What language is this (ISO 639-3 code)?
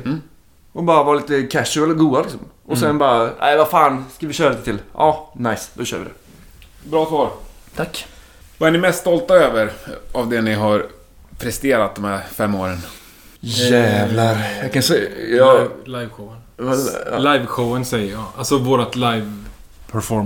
swe